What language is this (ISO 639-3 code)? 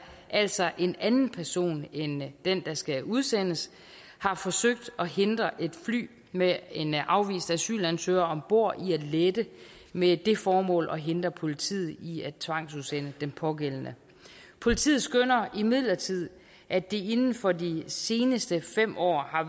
dan